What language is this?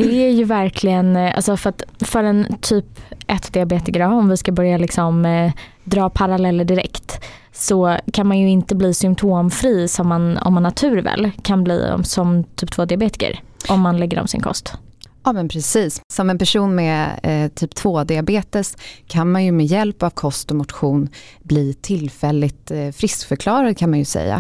Swedish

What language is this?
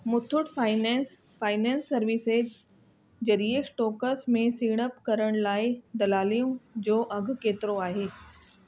Sindhi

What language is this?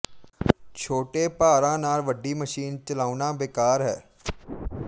Punjabi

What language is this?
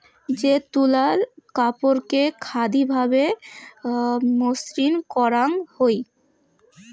Bangla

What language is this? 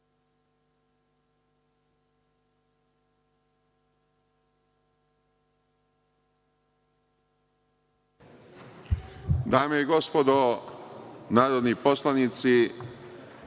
Serbian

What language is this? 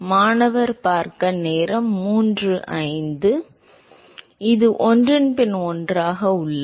Tamil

